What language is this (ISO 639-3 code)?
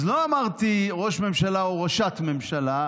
heb